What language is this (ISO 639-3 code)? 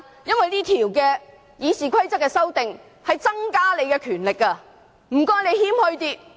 yue